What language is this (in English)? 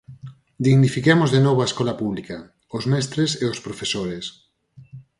Galician